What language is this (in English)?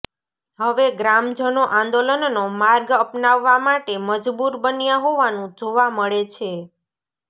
Gujarati